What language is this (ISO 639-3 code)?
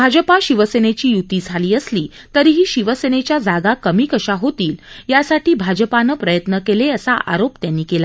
mar